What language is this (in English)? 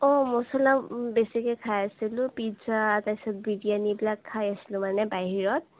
Assamese